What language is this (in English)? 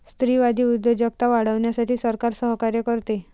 Marathi